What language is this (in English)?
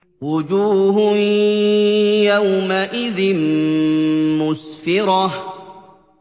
Arabic